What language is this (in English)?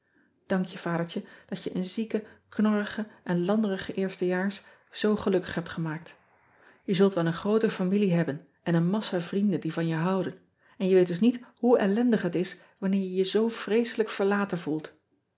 Dutch